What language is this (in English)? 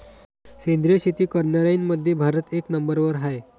Marathi